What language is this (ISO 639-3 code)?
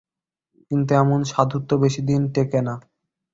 ben